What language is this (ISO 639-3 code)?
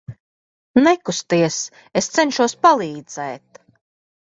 lav